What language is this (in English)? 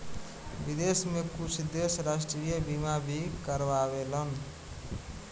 Bhojpuri